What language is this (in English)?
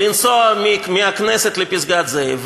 Hebrew